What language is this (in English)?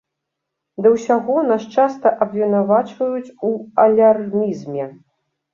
Belarusian